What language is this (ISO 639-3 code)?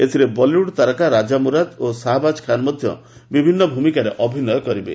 ori